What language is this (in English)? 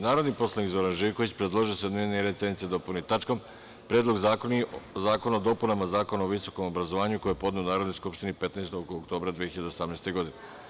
Serbian